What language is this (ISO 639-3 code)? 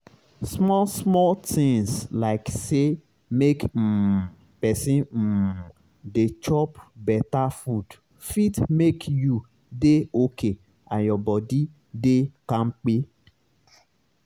pcm